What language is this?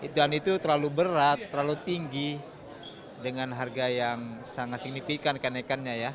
Indonesian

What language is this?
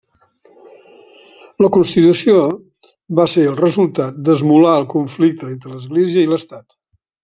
Catalan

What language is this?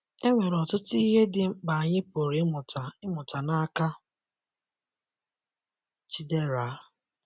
Igbo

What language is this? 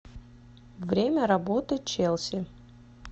Russian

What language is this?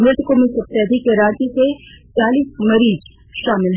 Hindi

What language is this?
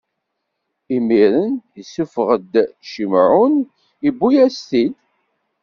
Kabyle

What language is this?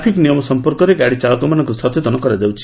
Odia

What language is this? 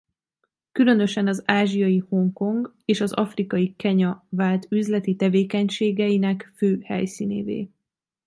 Hungarian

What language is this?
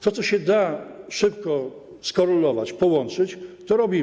Polish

